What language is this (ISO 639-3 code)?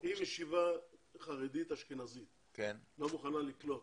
heb